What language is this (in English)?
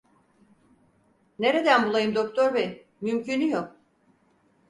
Turkish